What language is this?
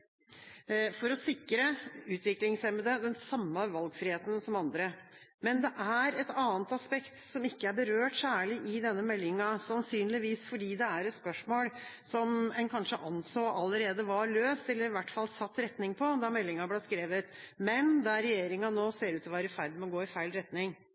Norwegian Bokmål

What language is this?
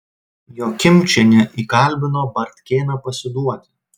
Lithuanian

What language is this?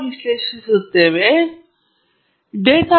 Kannada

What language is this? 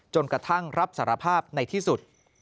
Thai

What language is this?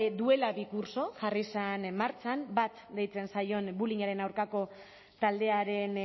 Basque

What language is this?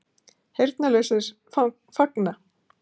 Icelandic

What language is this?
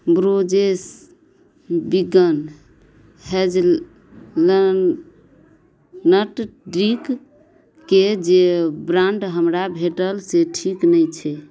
Maithili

